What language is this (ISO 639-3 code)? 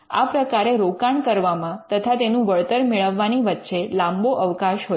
guj